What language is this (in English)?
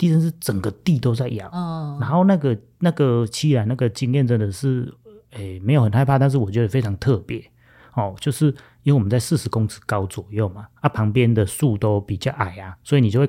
Chinese